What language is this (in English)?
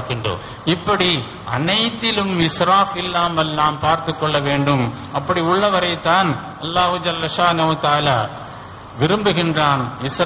Arabic